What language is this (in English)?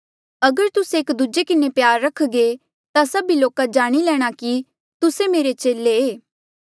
Mandeali